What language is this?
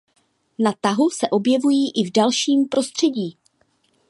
Czech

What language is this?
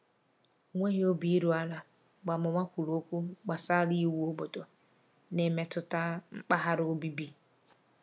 Igbo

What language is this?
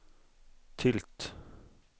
Swedish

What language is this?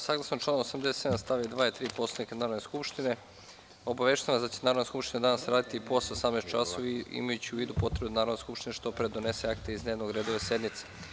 Serbian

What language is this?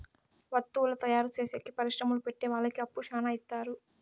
Telugu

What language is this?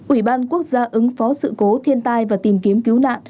Vietnamese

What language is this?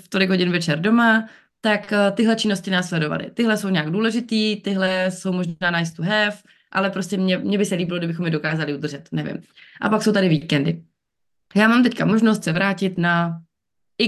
Czech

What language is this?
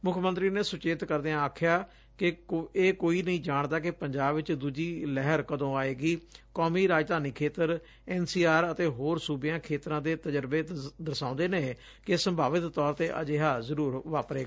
Punjabi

